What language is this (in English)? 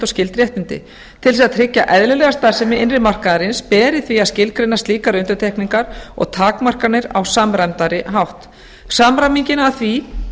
Icelandic